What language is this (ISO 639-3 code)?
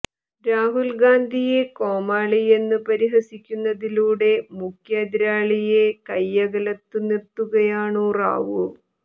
mal